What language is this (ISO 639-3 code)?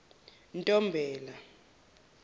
zul